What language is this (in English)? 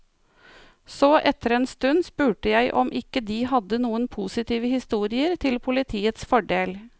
Norwegian